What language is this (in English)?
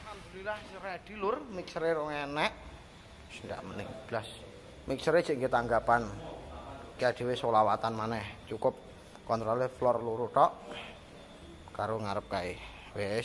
Indonesian